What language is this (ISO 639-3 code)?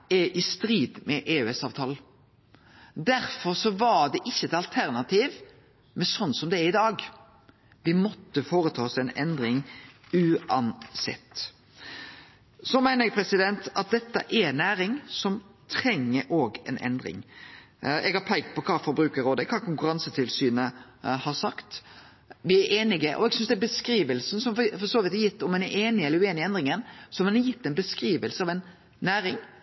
nno